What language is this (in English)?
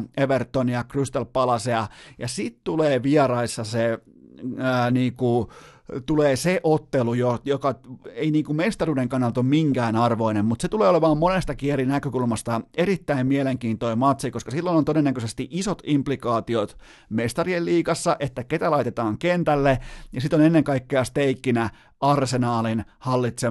Finnish